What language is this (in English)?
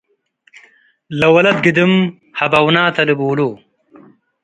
Tigre